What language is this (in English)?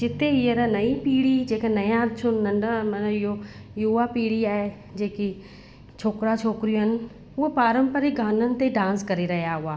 Sindhi